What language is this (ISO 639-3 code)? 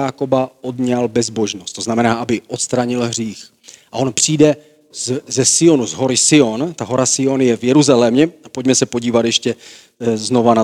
ces